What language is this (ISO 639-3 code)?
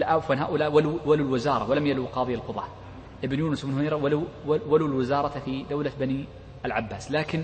ara